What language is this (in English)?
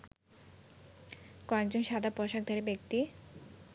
Bangla